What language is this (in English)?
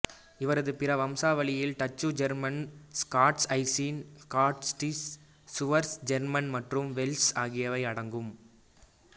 Tamil